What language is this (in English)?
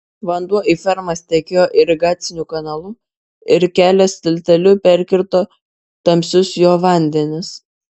Lithuanian